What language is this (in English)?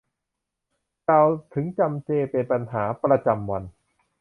Thai